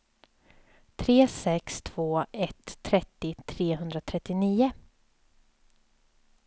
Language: Swedish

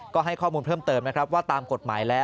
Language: Thai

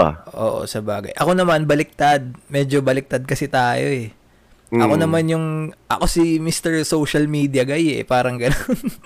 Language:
Filipino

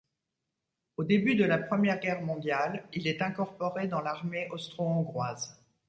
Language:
French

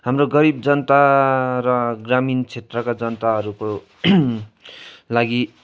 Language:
Nepali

